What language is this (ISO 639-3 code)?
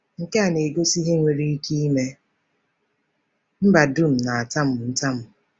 ibo